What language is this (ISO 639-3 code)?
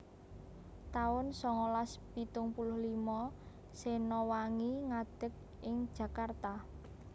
jav